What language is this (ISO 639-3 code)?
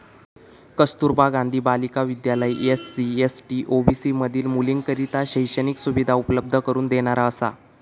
mar